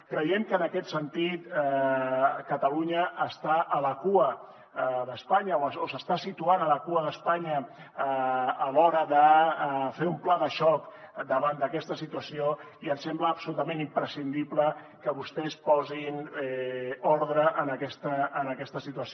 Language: Catalan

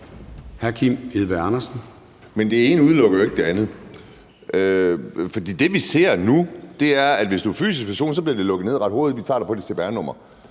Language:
Danish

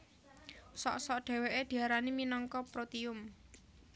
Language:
Javanese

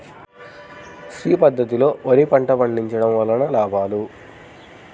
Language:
Telugu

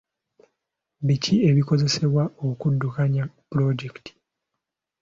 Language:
Ganda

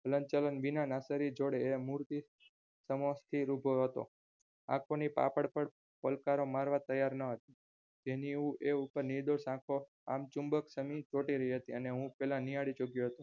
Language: Gujarati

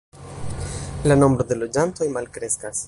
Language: Esperanto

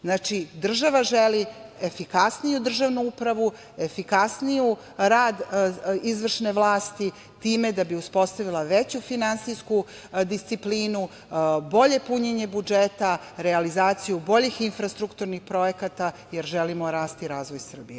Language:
Serbian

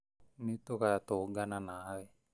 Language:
Kikuyu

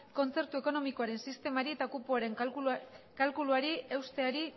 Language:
Basque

